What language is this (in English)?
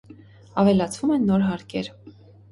Armenian